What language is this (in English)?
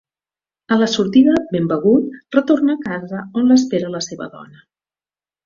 Catalan